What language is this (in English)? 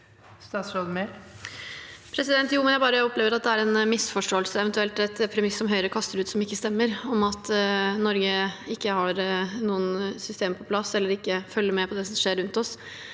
Norwegian